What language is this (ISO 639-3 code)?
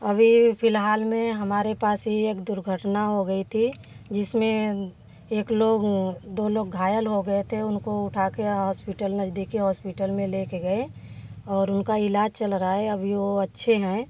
hin